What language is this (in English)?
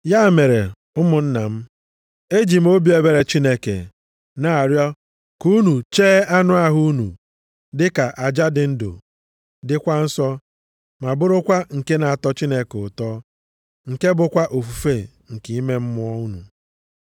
Igbo